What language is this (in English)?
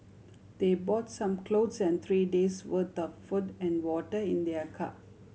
English